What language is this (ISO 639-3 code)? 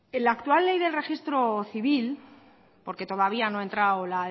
spa